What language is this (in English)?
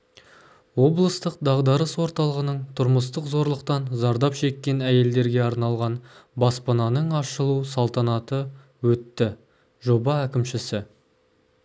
Kazakh